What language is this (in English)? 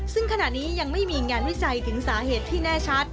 Thai